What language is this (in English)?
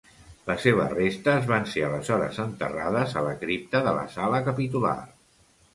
Catalan